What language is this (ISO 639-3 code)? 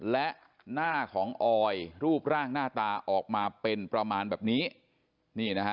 tha